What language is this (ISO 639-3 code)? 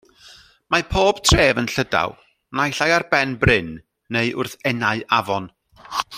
cym